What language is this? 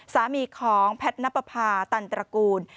Thai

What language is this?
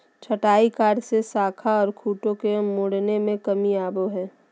Magahi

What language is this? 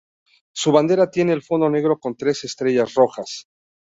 Spanish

